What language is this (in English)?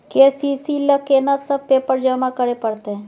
Maithili